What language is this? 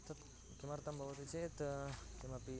Sanskrit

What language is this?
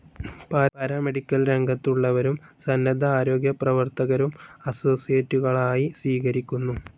Malayalam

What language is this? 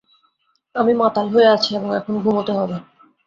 Bangla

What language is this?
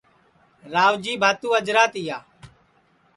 Sansi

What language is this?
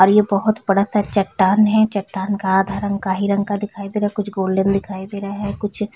Hindi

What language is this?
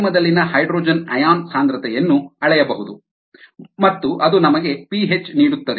Kannada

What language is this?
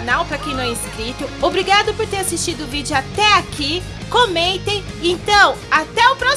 Portuguese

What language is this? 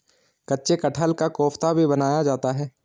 Hindi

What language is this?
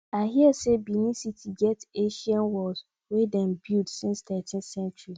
Nigerian Pidgin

